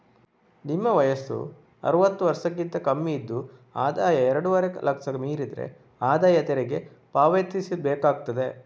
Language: Kannada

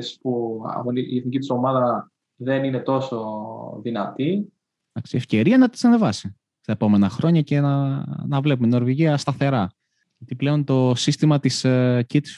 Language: Greek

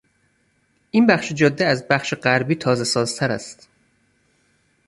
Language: Persian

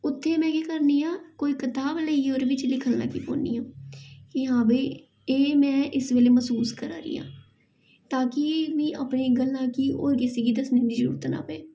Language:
Dogri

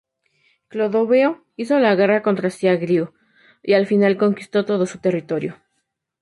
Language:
Spanish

